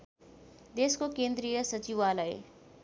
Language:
Nepali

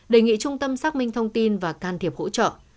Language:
Vietnamese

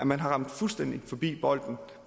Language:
Danish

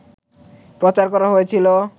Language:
Bangla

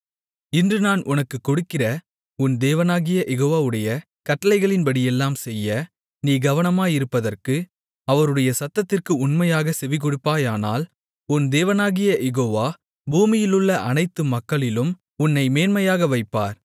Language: Tamil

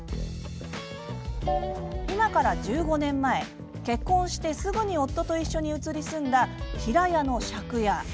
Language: Japanese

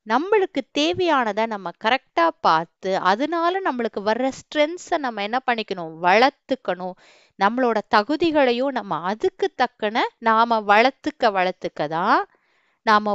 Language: Tamil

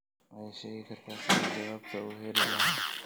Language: Somali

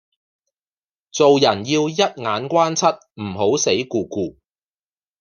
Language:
Cantonese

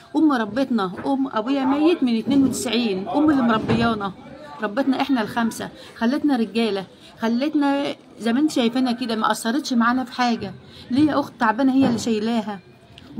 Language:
Arabic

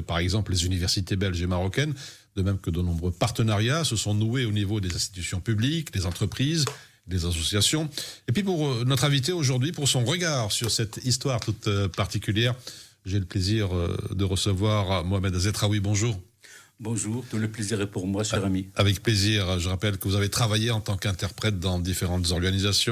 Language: French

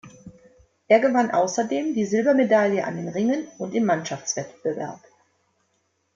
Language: German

